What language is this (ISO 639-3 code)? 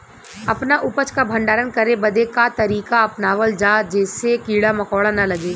bho